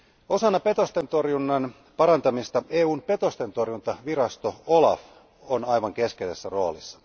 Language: Finnish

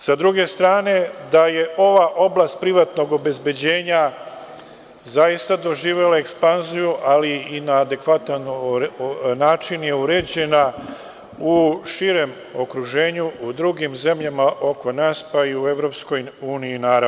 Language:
Serbian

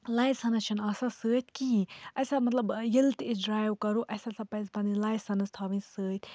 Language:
Kashmiri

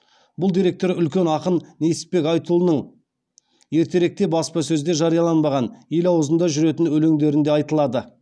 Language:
Kazakh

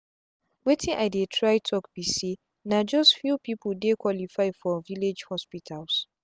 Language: Nigerian Pidgin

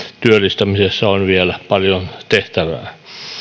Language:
Finnish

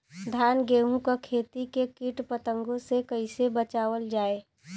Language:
Bhojpuri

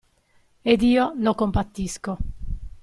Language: Italian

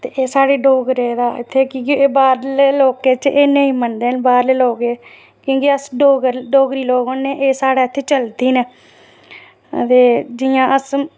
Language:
Dogri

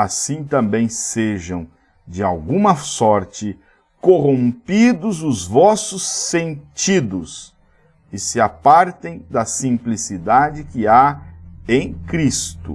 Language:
Portuguese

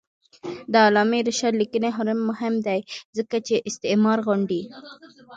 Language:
Pashto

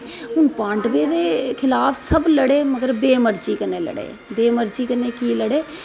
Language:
Dogri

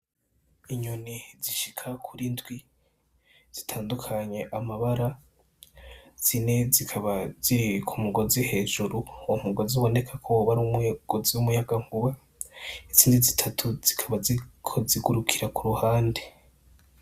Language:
Rundi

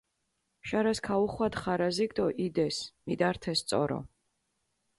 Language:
Mingrelian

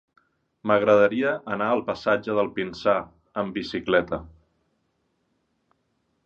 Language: Catalan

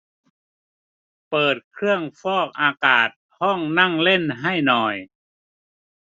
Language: Thai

